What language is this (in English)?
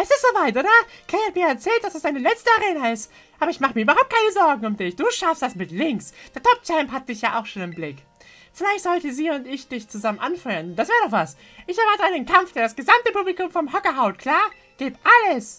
German